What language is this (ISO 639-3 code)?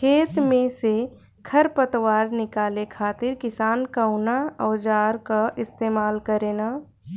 bho